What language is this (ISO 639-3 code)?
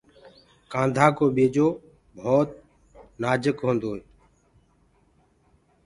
ggg